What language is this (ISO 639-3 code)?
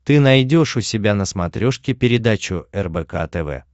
rus